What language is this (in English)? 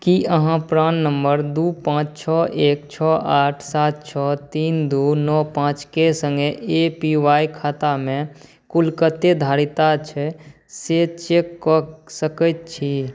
Maithili